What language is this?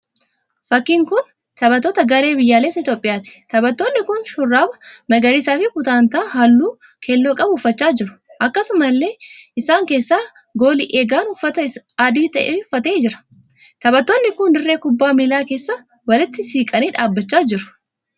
Oromo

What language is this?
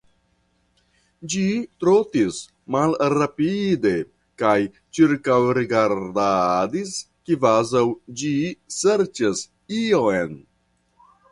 Esperanto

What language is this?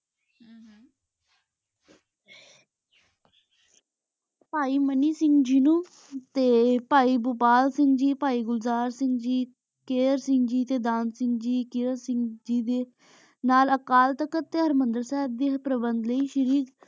Punjabi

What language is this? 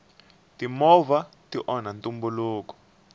Tsonga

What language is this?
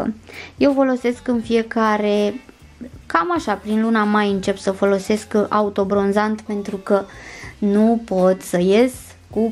Romanian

